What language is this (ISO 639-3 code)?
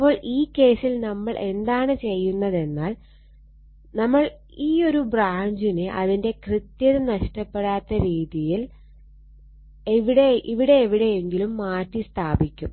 mal